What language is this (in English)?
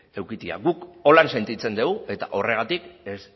Basque